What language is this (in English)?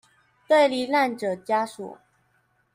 Chinese